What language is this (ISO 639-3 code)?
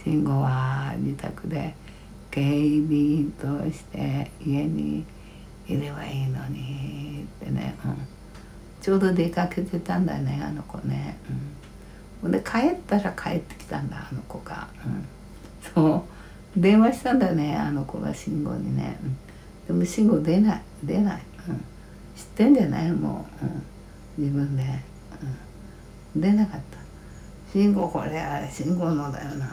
jpn